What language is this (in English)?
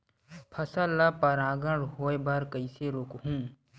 Chhattisgarhi